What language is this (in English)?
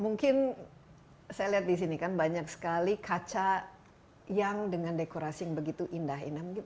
Indonesian